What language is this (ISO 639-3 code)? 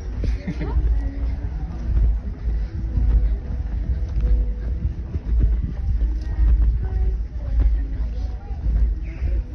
pol